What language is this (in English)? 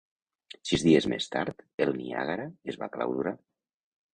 Catalan